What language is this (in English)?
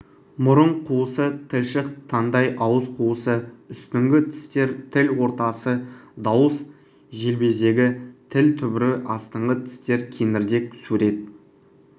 Kazakh